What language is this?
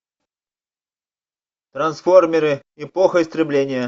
Russian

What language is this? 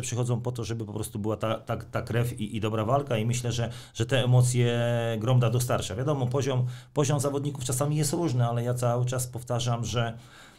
Polish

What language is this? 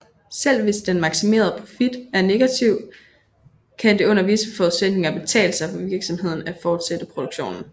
Danish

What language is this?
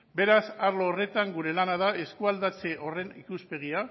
Basque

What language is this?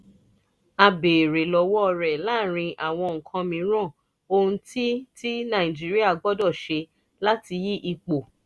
Yoruba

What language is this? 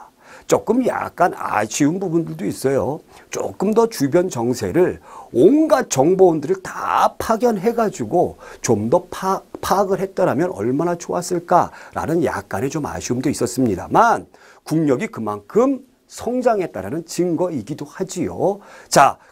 Korean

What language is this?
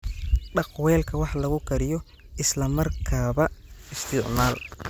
Somali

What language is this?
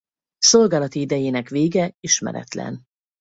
Hungarian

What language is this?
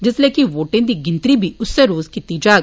Dogri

